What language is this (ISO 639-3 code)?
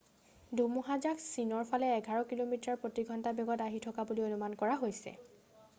asm